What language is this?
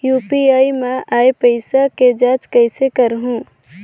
Chhattisgarhi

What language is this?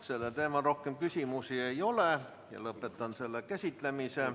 Estonian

